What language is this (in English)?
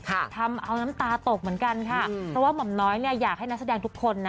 Thai